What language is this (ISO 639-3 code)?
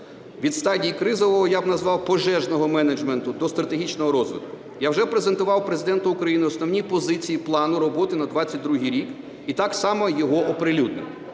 ukr